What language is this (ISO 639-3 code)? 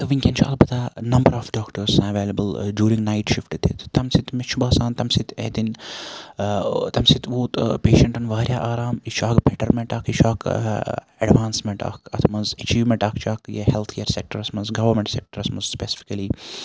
kas